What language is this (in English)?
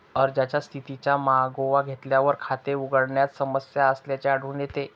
Marathi